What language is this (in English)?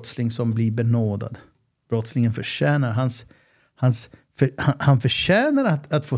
Swedish